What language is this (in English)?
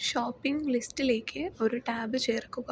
Malayalam